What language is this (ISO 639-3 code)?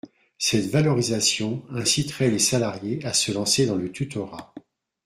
fra